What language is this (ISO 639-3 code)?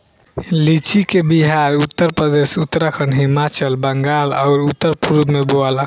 bho